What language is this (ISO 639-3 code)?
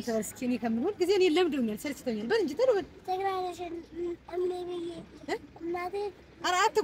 ara